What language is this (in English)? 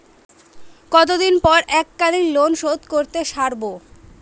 Bangla